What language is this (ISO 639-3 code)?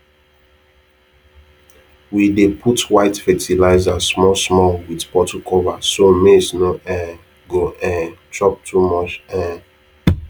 pcm